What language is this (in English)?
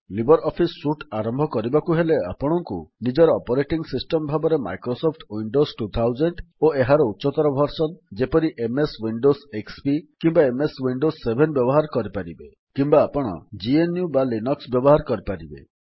Odia